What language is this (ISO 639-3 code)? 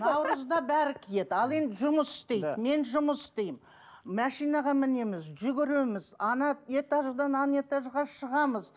kaz